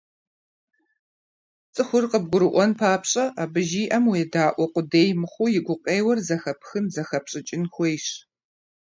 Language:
Kabardian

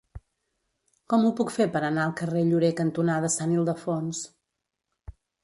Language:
Catalan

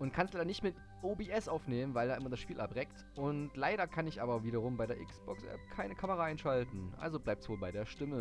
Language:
German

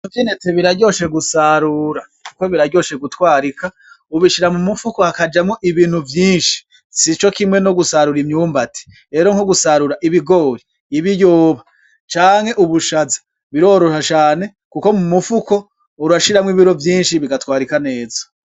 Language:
Rundi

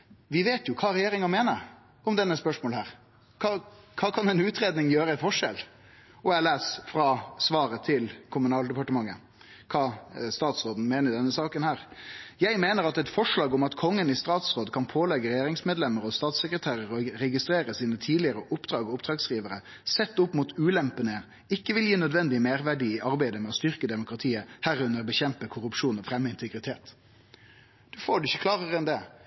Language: Norwegian Nynorsk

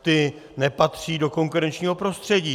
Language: Czech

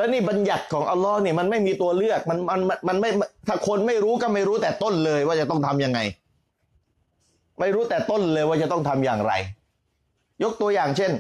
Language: Thai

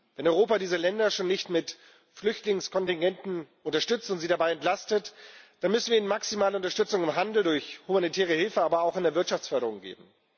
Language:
German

